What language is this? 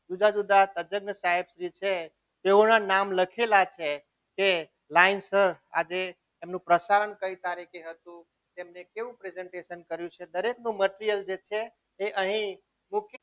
Gujarati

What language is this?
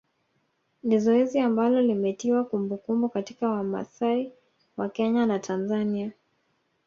Swahili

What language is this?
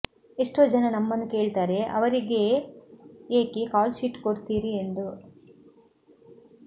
Kannada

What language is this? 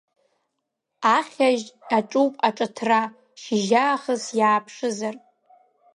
Abkhazian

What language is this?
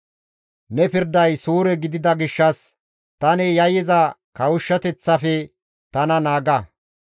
Gamo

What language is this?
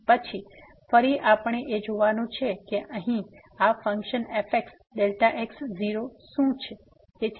Gujarati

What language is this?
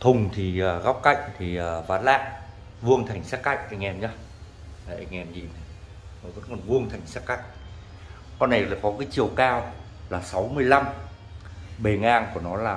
Vietnamese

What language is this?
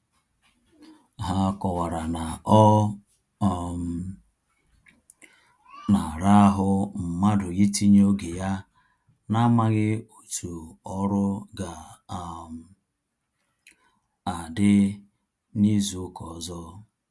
Igbo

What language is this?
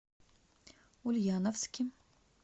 Russian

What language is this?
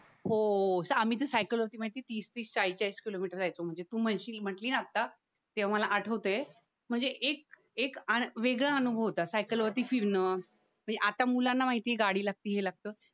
Marathi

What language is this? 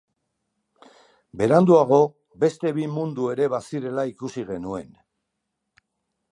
Basque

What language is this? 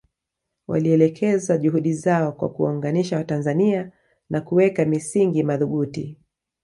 Swahili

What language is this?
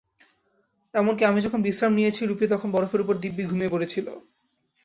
Bangla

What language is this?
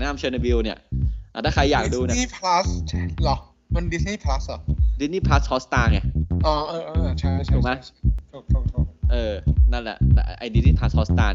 Thai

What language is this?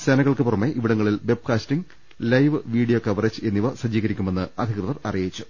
Malayalam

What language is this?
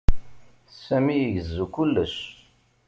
Kabyle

